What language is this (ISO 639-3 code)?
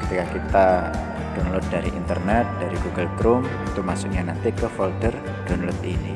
ind